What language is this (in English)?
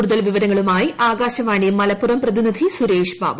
Malayalam